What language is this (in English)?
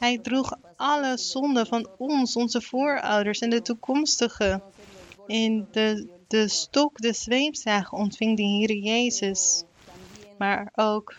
Dutch